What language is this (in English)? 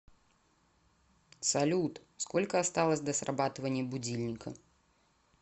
Russian